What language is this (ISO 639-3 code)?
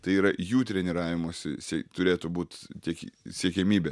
lit